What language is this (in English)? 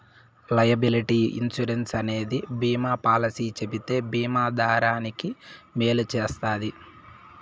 Telugu